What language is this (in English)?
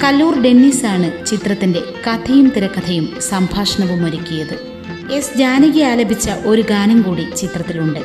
Malayalam